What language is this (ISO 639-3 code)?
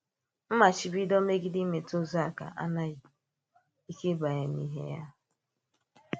ibo